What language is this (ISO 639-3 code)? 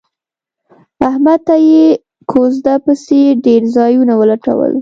pus